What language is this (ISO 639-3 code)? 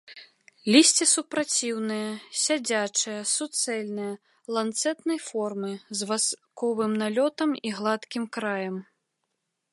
bel